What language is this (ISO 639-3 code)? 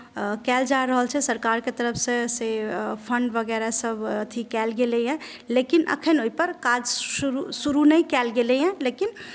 mai